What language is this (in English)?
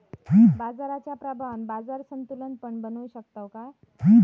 Marathi